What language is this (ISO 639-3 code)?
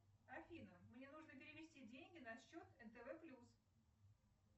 rus